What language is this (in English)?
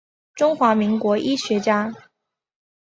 Chinese